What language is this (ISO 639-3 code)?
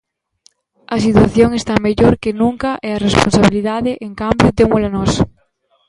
glg